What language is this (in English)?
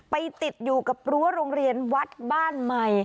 Thai